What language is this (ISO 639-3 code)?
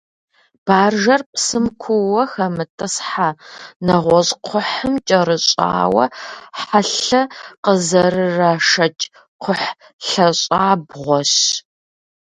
kbd